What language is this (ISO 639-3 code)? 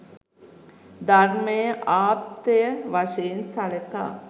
sin